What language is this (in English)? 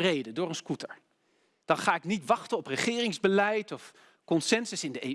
Dutch